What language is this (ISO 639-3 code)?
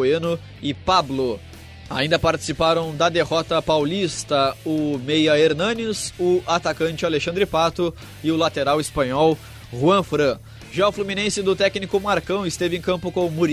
por